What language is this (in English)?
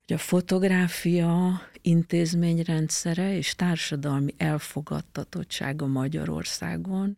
Hungarian